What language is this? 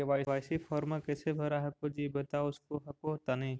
Magahi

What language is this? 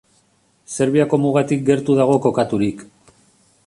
Basque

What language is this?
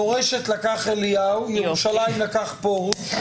Hebrew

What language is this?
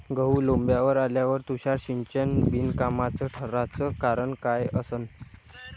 Marathi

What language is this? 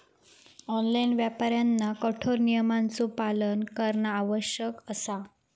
Marathi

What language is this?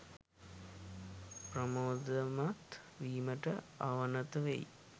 Sinhala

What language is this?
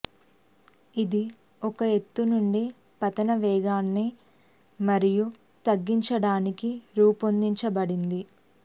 Telugu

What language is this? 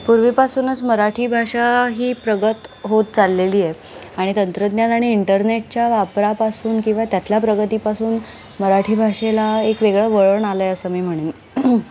Marathi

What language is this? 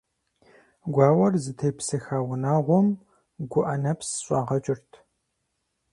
Kabardian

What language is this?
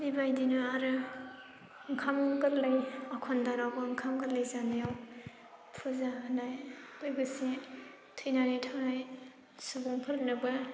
Bodo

